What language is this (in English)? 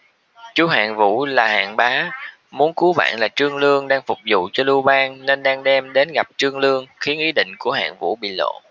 Vietnamese